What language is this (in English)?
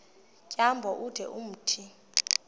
Xhosa